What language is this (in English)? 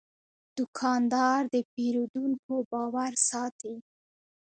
Pashto